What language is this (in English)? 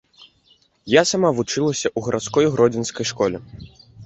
Belarusian